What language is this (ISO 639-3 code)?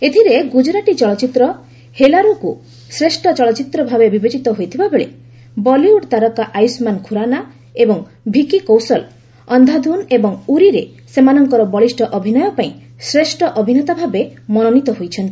ori